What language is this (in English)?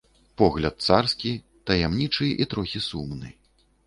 Belarusian